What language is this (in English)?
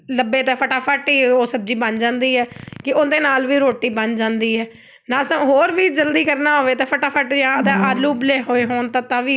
Punjabi